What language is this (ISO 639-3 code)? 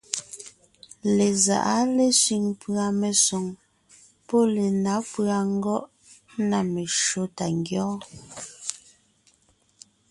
nnh